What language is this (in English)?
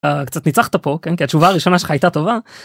Hebrew